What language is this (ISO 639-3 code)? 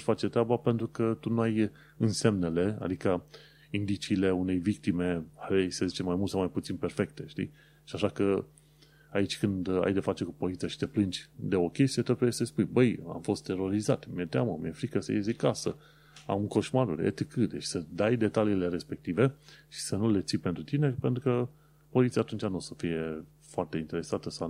ron